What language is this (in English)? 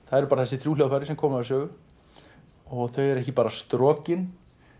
Icelandic